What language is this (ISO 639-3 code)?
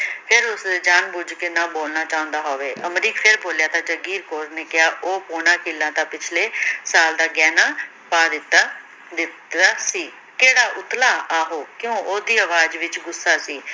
pan